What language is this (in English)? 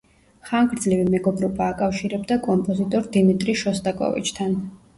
Georgian